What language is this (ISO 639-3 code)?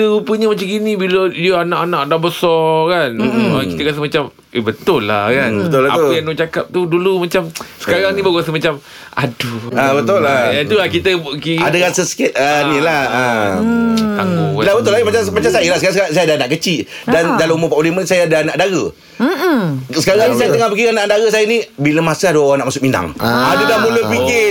msa